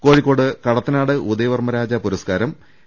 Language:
Malayalam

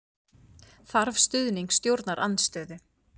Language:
Icelandic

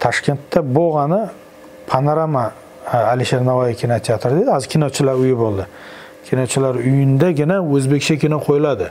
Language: Turkish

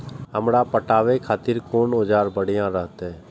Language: Maithili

